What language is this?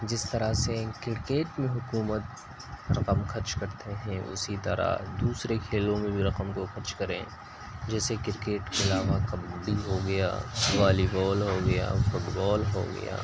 Urdu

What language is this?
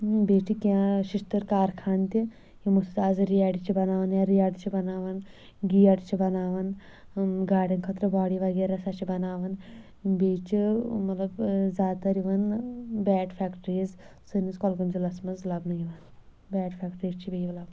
Kashmiri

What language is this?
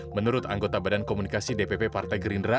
Indonesian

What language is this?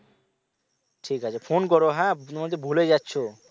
Bangla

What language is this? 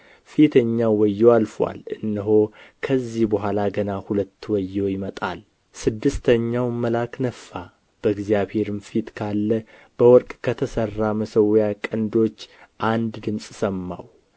Amharic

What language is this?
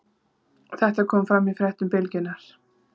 Icelandic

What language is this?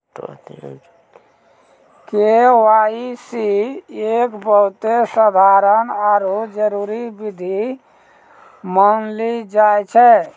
Maithili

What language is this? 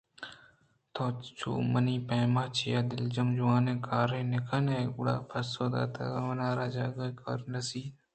Eastern Balochi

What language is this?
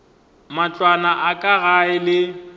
Northern Sotho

